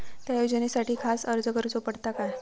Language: Marathi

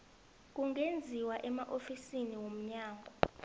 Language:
South Ndebele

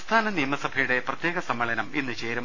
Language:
Malayalam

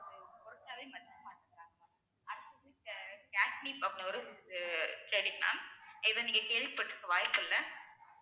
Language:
Tamil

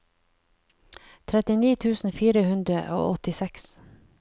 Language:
Norwegian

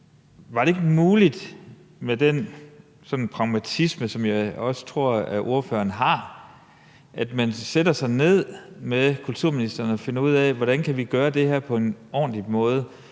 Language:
Danish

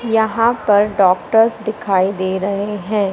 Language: Hindi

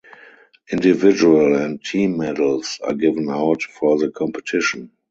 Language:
English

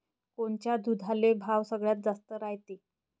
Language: Marathi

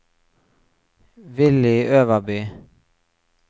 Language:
Norwegian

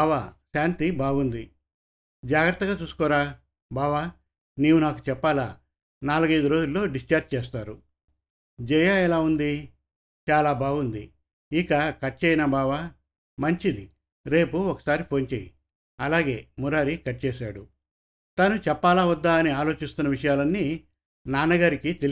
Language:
Telugu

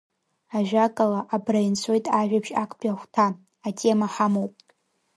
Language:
Abkhazian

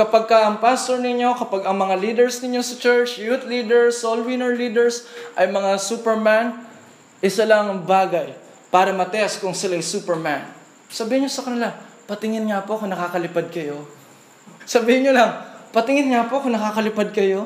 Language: Filipino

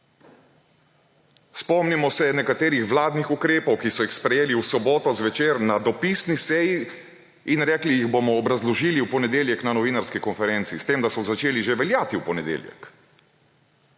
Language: Slovenian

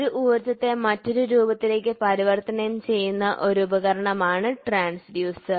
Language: Malayalam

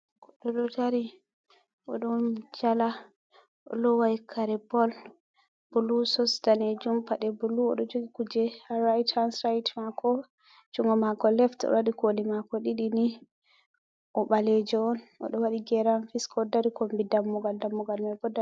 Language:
Fula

